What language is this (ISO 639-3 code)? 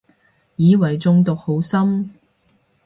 yue